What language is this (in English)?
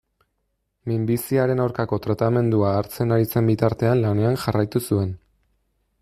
Basque